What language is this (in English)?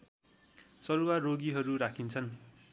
Nepali